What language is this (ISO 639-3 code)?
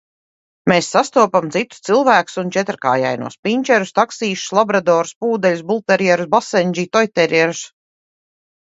lav